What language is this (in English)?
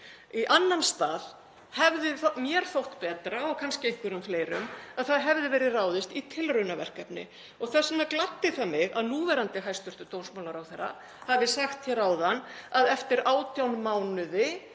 Icelandic